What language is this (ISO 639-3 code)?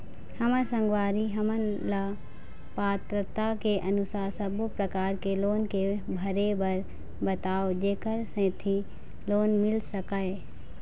hne